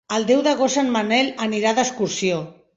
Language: Catalan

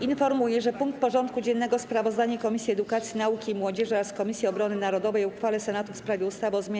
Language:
Polish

